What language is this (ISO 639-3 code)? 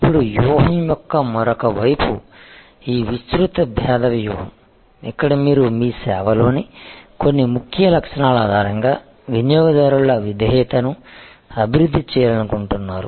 tel